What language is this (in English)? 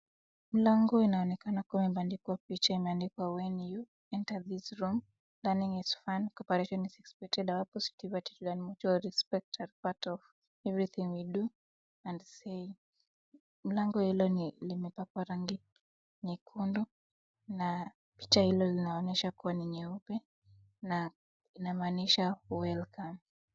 Swahili